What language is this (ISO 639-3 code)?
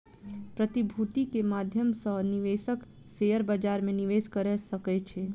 mai